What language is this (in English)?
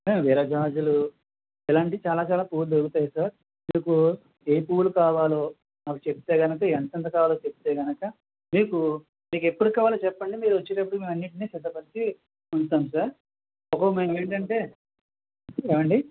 Telugu